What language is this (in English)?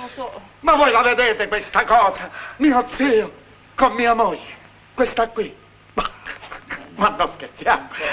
Italian